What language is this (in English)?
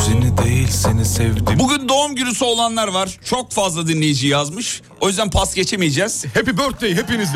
Turkish